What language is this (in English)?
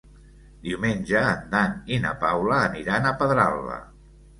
Catalan